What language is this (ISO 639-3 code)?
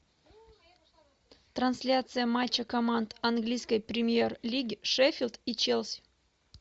rus